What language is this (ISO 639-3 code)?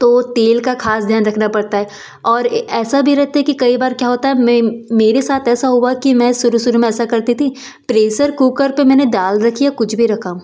hin